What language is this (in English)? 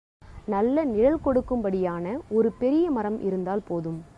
Tamil